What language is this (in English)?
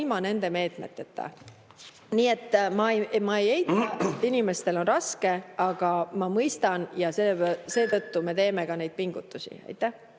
Estonian